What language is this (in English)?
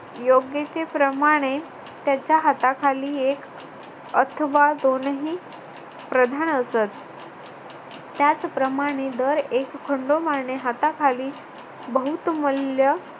Marathi